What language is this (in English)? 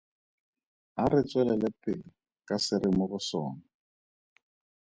Tswana